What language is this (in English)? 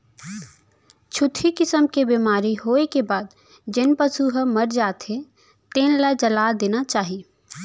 Chhattisgarhi